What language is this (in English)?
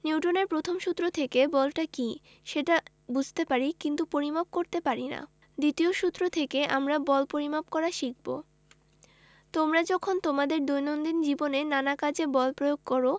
Bangla